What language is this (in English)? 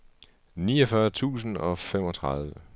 Danish